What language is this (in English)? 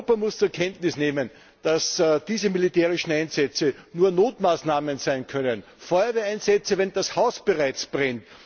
German